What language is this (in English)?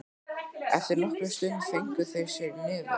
Icelandic